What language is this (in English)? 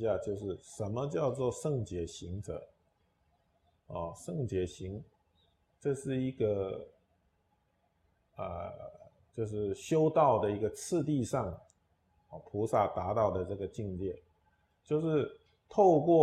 Chinese